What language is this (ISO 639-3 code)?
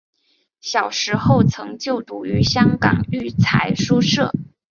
zho